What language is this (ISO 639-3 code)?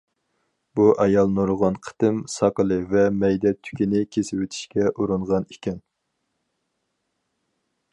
uig